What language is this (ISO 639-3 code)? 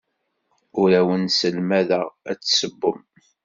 kab